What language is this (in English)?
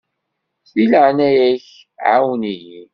Kabyle